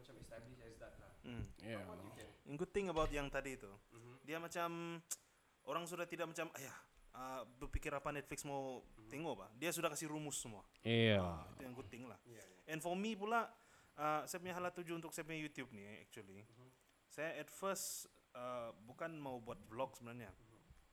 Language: Malay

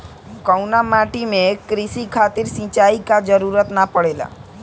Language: Bhojpuri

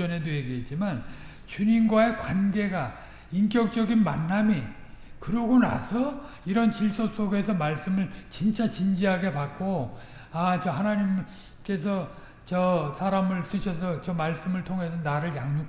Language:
Korean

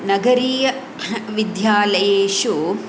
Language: Sanskrit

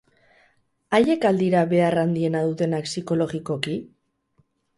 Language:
Basque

